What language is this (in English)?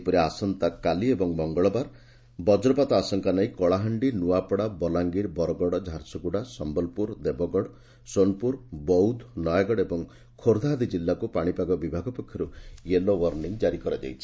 Odia